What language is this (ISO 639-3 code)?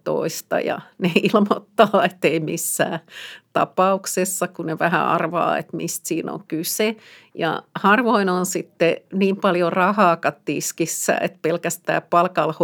fin